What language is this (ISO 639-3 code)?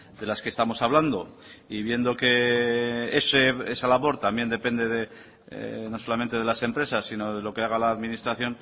spa